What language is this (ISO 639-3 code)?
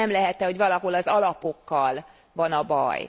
hun